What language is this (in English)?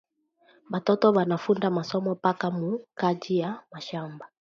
Swahili